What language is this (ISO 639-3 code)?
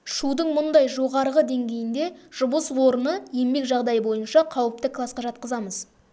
kaz